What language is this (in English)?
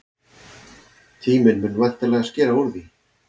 Icelandic